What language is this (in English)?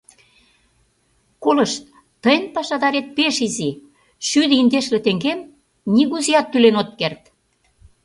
Mari